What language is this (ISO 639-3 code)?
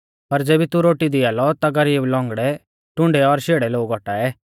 bfz